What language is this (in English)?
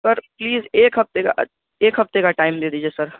Urdu